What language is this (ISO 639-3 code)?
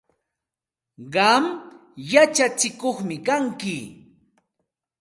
qxt